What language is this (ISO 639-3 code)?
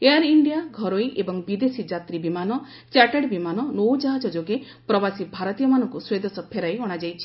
ori